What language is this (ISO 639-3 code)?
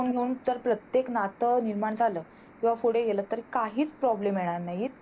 mar